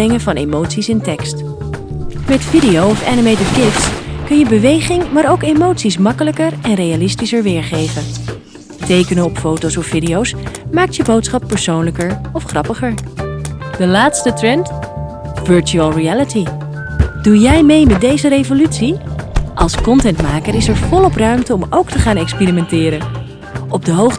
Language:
Dutch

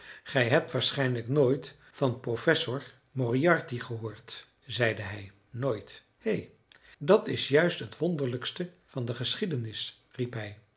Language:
Dutch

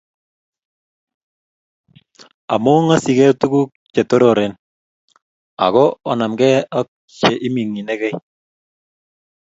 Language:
Kalenjin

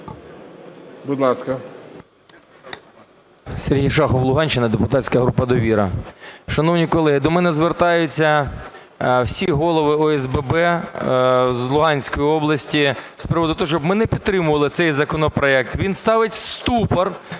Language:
Ukrainian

